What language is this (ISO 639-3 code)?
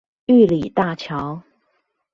zho